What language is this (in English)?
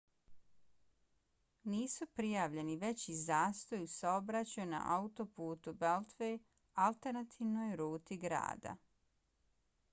Bosnian